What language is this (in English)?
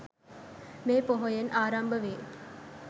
Sinhala